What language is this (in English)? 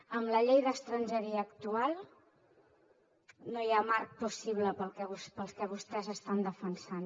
Catalan